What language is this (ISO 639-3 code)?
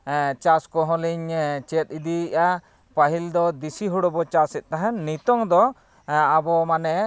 sat